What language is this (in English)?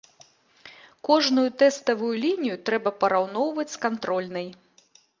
Belarusian